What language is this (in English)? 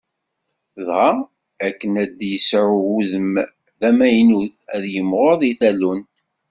Kabyle